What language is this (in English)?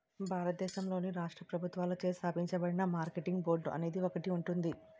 Telugu